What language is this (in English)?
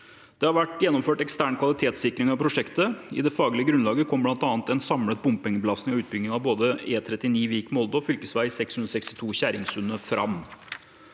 Norwegian